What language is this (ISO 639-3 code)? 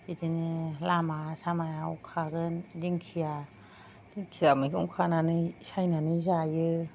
brx